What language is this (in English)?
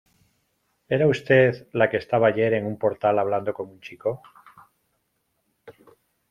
Spanish